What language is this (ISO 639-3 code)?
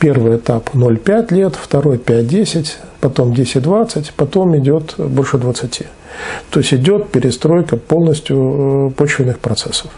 rus